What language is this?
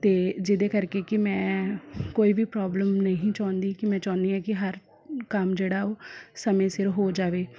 Punjabi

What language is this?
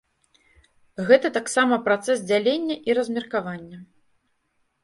Belarusian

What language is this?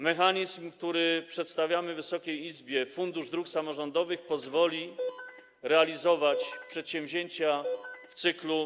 Polish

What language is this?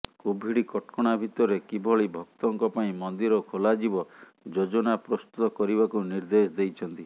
Odia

